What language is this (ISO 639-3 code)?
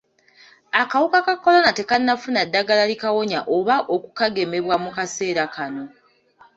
lug